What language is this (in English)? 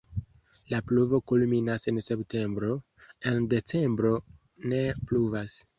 Esperanto